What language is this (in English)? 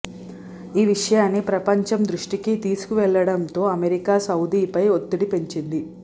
Telugu